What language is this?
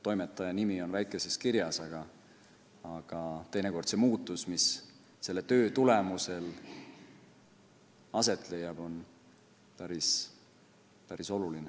Estonian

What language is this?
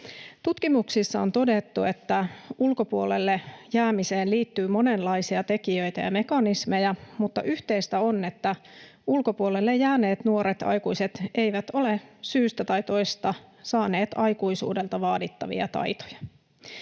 Finnish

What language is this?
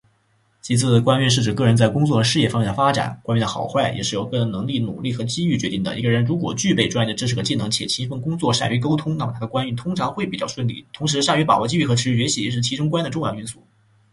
Chinese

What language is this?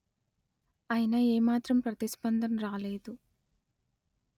Telugu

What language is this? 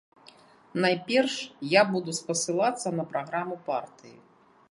Belarusian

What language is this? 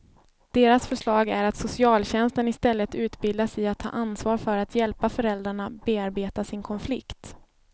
Swedish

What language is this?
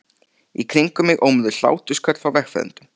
Icelandic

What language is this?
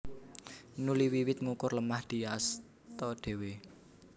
Javanese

